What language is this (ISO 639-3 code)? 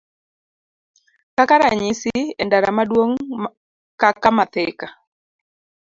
luo